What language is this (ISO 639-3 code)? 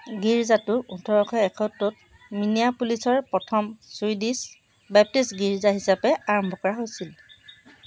asm